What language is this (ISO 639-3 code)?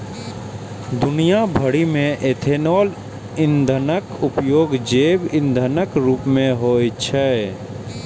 mai